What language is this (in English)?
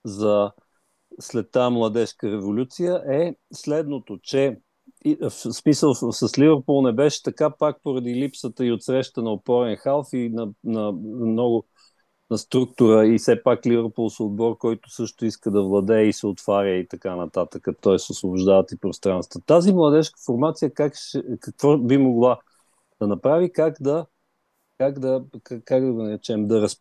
Bulgarian